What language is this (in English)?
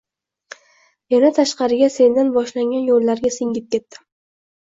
Uzbek